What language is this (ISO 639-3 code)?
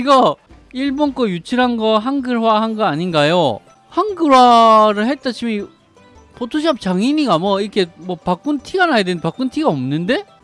kor